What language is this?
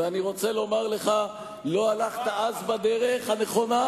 Hebrew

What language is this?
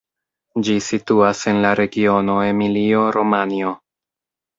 Esperanto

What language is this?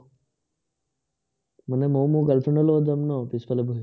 Assamese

